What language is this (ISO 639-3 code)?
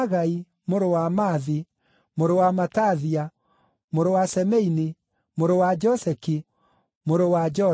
kik